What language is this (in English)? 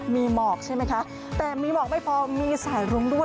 Thai